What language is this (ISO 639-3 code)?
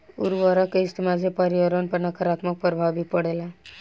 bho